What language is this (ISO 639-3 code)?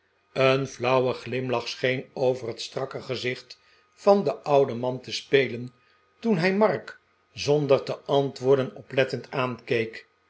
nld